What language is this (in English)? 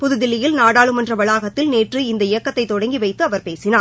Tamil